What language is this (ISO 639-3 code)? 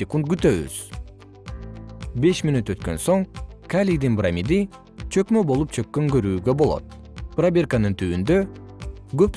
kir